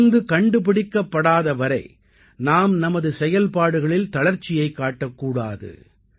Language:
Tamil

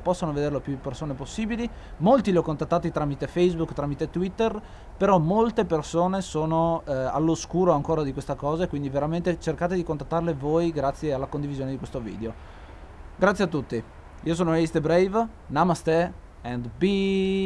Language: Italian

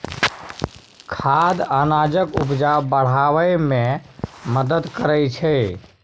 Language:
Maithili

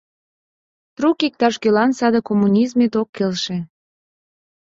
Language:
Mari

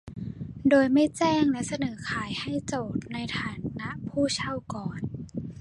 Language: Thai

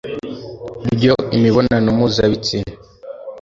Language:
Kinyarwanda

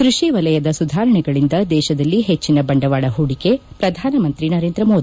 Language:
Kannada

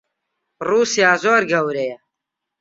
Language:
Central Kurdish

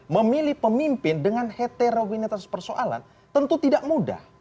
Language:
Indonesian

